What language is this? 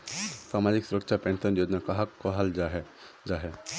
Magahi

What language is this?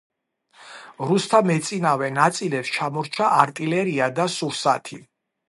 Georgian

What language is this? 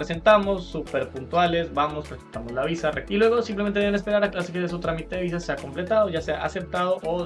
Spanish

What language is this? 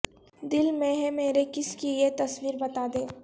Urdu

